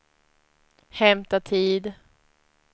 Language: Swedish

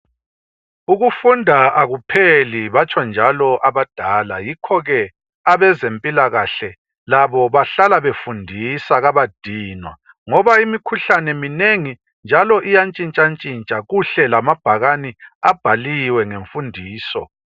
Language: North Ndebele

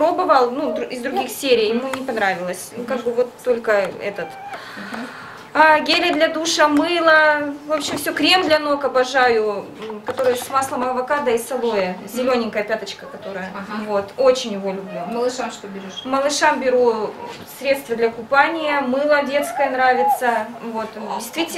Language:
Russian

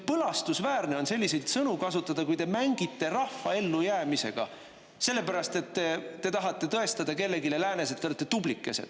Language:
Estonian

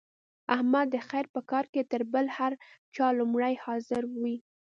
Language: Pashto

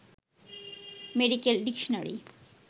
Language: Bangla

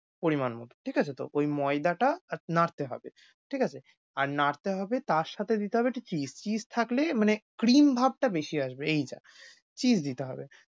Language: Bangla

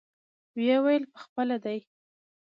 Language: Pashto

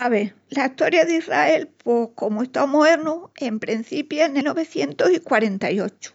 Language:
Extremaduran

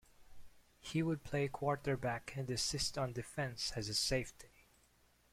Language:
English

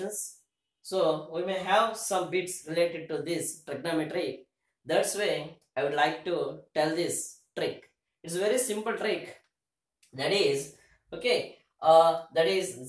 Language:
English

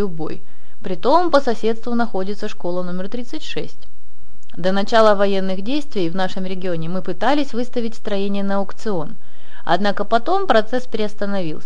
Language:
Russian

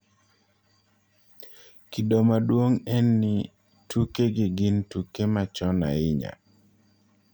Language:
Luo (Kenya and Tanzania)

